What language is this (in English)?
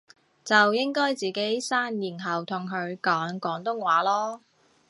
Cantonese